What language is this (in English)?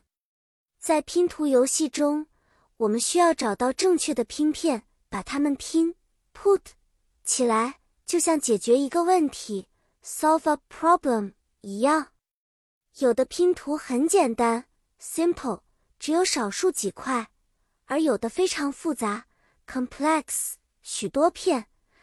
Chinese